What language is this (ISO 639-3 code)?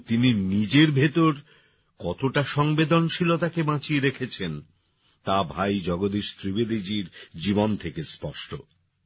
ben